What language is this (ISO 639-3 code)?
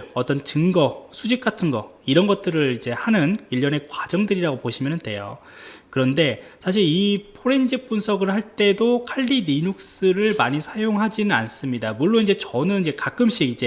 kor